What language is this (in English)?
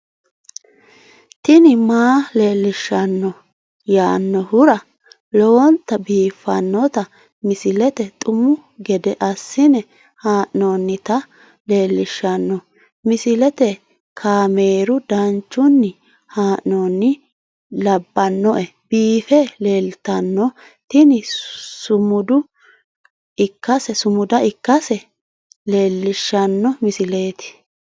Sidamo